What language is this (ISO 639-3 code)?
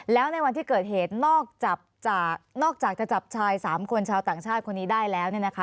tha